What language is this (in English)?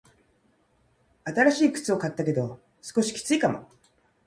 Japanese